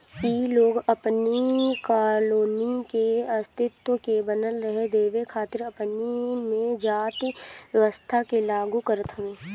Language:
Bhojpuri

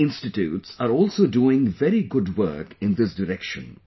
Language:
English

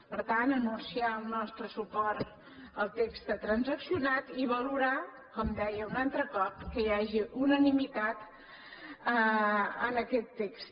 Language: Catalan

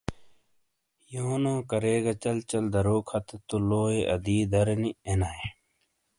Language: Shina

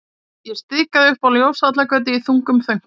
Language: Icelandic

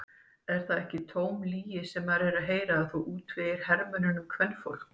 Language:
Icelandic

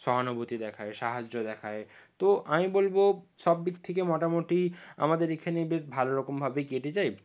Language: Bangla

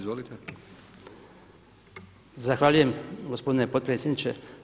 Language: Croatian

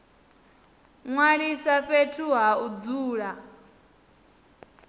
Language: Venda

